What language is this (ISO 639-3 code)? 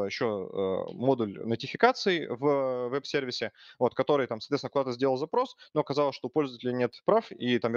rus